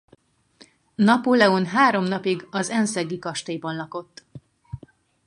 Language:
Hungarian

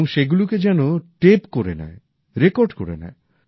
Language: Bangla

